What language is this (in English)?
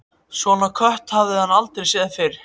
Icelandic